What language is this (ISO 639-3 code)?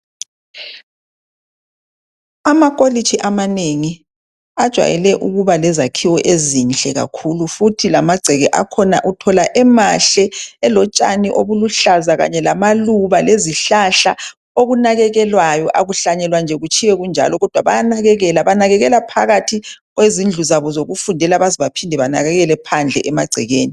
nde